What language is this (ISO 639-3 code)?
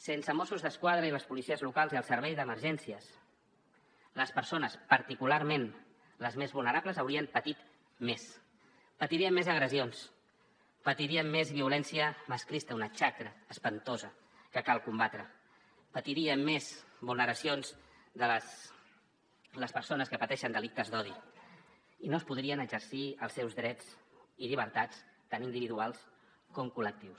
cat